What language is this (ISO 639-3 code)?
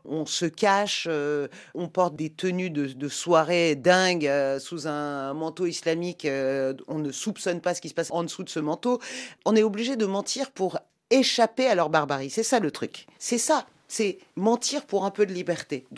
fra